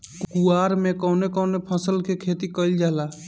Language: Bhojpuri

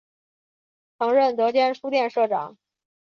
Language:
Chinese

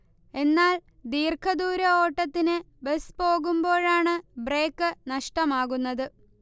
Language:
Malayalam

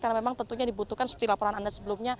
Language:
Indonesian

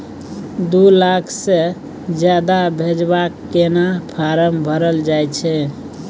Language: Maithili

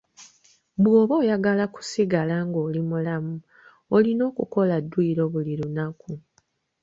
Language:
Ganda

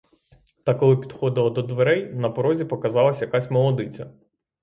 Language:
Ukrainian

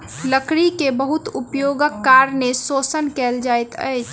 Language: Maithili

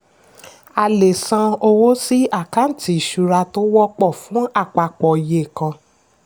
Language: Yoruba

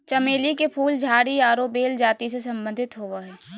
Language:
Magahi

